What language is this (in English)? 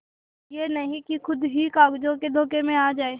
Hindi